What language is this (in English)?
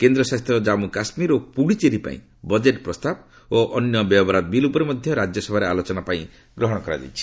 Odia